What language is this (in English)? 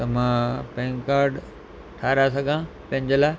Sindhi